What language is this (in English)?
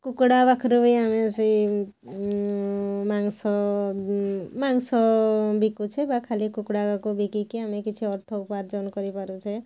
Odia